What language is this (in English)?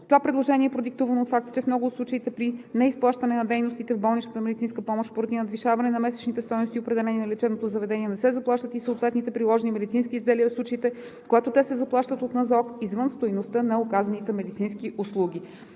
Bulgarian